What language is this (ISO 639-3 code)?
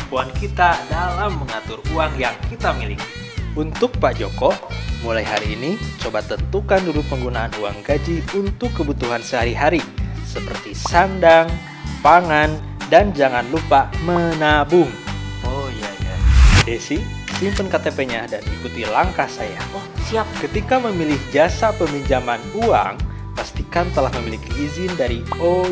ind